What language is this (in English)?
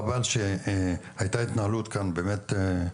Hebrew